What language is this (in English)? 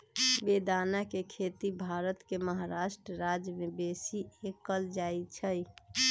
Magahi